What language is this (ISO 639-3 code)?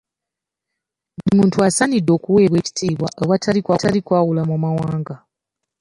lug